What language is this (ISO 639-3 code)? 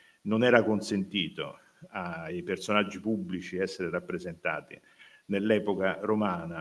ita